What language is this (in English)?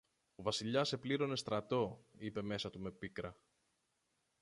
Greek